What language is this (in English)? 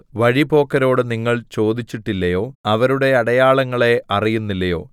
Malayalam